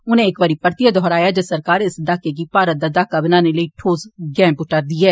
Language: Dogri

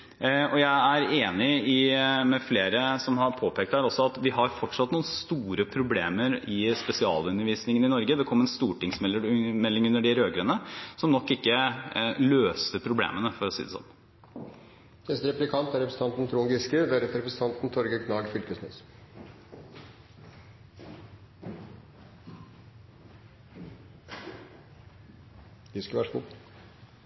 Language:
Norwegian Bokmål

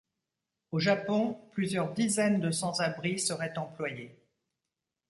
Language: French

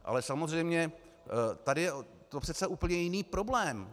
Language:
Czech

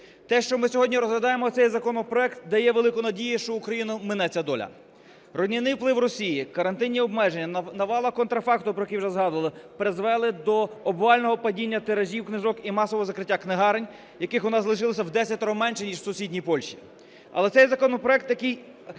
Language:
Ukrainian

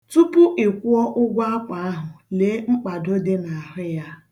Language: Igbo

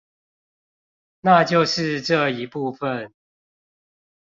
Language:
Chinese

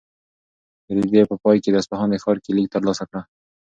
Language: Pashto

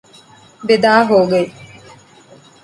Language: Urdu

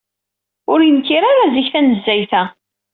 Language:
Kabyle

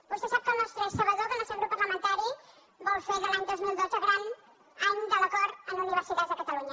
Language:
Catalan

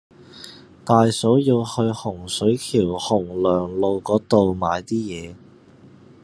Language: Cantonese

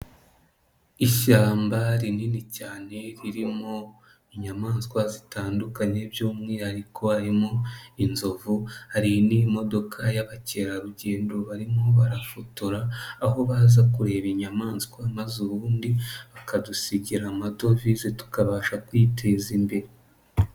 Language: Kinyarwanda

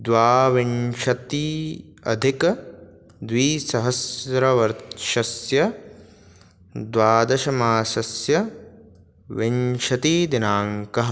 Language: Sanskrit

